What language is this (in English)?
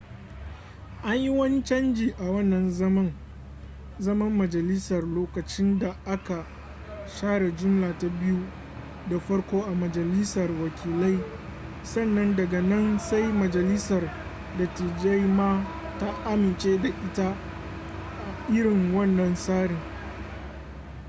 Hausa